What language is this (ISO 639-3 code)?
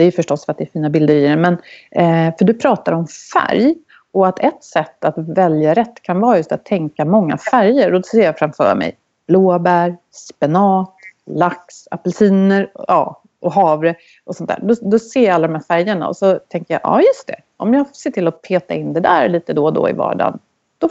swe